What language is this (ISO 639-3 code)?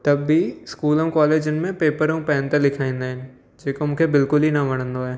snd